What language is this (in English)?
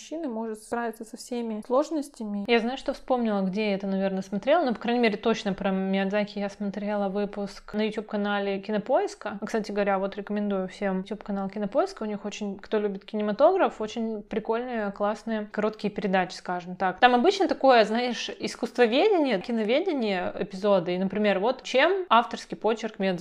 Russian